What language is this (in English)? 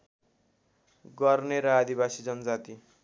Nepali